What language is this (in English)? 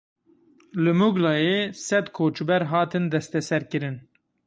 Kurdish